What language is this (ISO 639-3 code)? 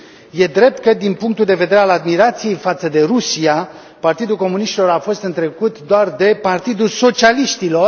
ron